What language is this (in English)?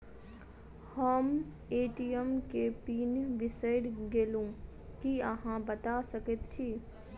Maithili